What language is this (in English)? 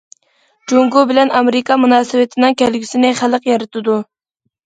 Uyghur